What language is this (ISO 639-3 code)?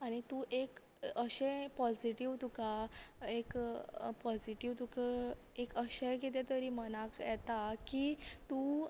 kok